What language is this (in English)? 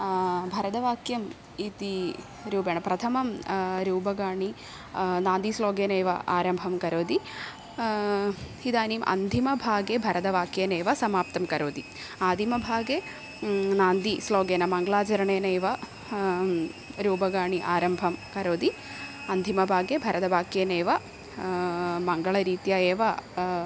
Sanskrit